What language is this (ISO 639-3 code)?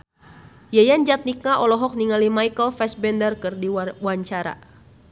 sun